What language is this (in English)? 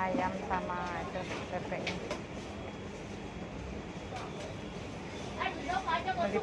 Indonesian